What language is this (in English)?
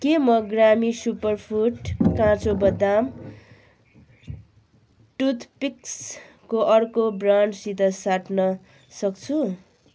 Nepali